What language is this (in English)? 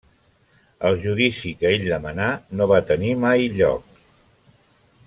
Catalan